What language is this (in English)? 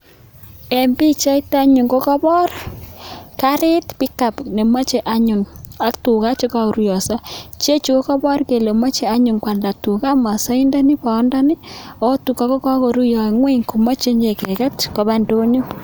Kalenjin